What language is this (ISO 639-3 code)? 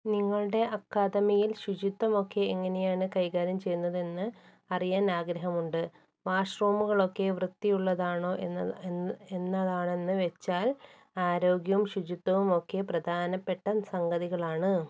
mal